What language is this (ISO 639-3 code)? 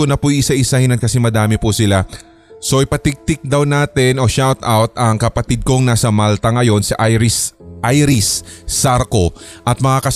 fil